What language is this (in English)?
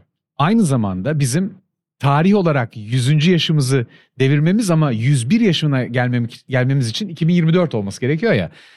Turkish